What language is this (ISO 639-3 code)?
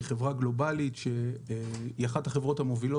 heb